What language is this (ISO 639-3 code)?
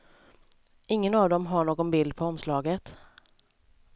swe